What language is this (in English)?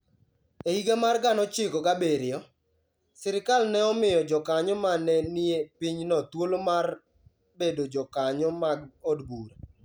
Luo (Kenya and Tanzania)